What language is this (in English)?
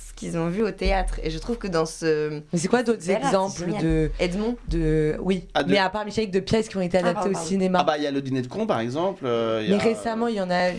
French